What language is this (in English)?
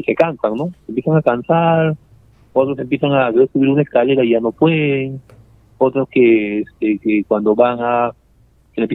Spanish